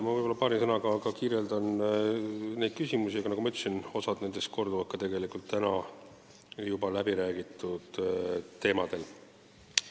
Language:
Estonian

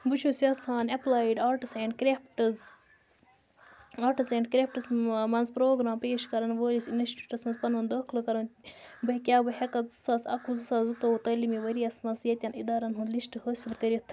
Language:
Kashmiri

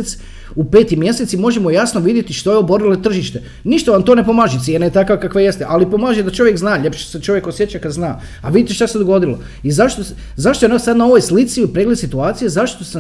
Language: Croatian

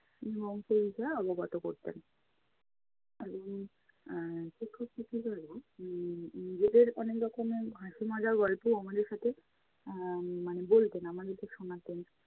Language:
Bangla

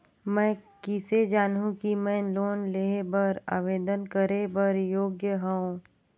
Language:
Chhattisgarhi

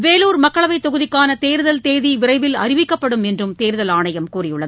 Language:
Tamil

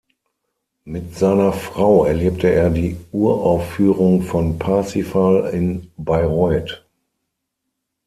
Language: German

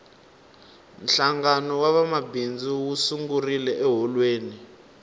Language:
Tsonga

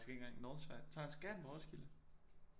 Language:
Danish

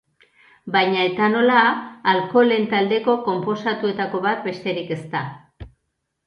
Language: Basque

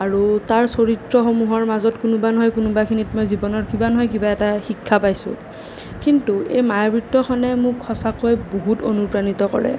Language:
Assamese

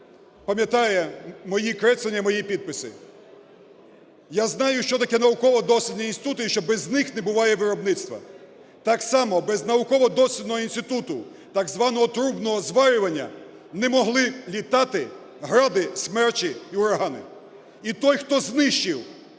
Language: Ukrainian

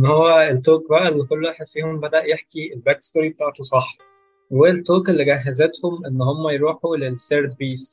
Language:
Arabic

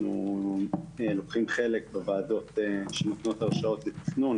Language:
Hebrew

